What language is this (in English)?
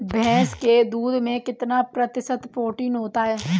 Hindi